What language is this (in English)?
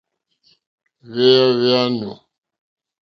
Mokpwe